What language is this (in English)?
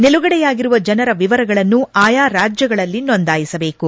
Kannada